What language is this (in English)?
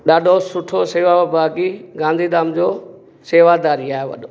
Sindhi